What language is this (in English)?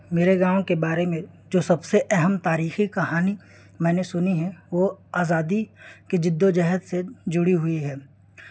Urdu